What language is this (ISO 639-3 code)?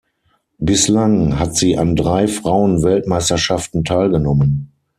deu